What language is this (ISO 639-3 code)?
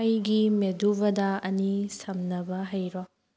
mni